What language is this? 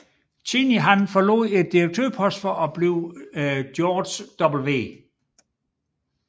Danish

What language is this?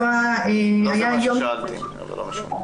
Hebrew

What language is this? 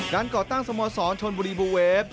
Thai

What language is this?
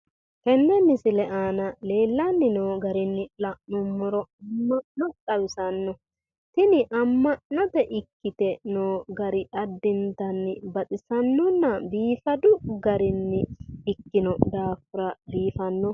Sidamo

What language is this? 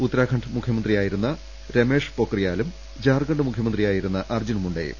Malayalam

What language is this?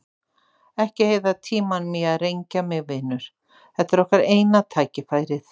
Icelandic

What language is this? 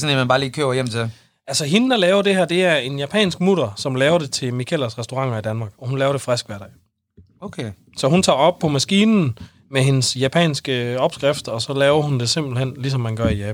Danish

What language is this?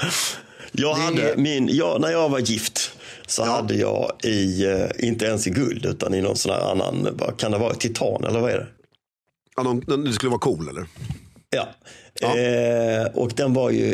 Swedish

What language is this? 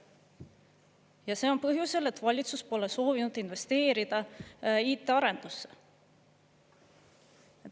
Estonian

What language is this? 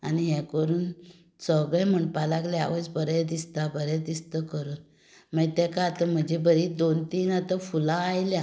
Konkani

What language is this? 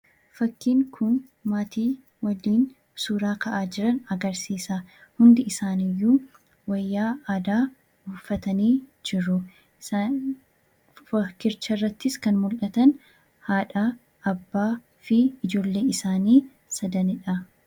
Oromo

